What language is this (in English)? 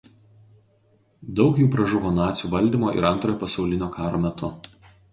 Lithuanian